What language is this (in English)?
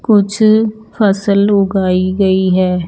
Hindi